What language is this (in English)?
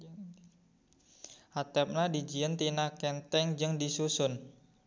Sundanese